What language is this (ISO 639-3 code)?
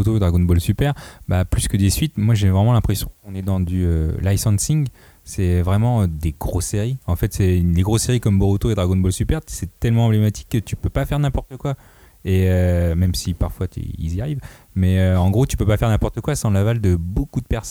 fra